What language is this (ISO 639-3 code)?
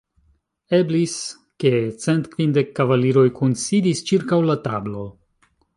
epo